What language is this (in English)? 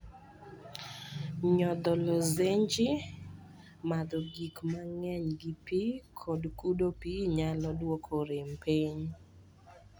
Luo (Kenya and Tanzania)